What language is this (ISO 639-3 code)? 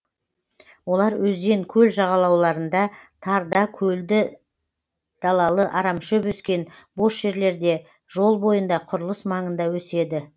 kaz